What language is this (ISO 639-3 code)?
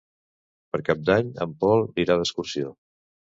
cat